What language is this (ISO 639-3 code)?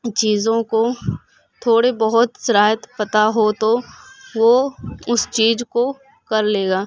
urd